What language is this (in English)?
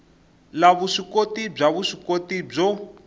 Tsonga